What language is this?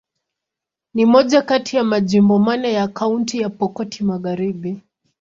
Swahili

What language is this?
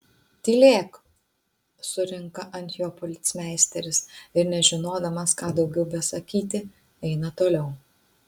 Lithuanian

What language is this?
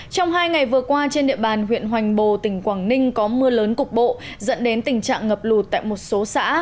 Vietnamese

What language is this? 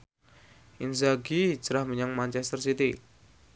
Javanese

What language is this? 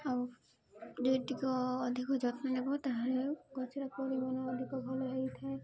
Odia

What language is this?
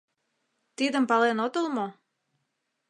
Mari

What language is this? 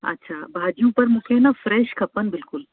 Sindhi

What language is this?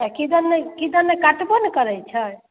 Maithili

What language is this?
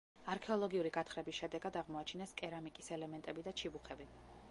Georgian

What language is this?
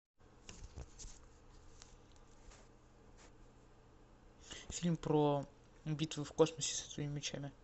Russian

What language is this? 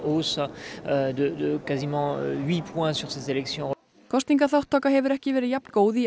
Icelandic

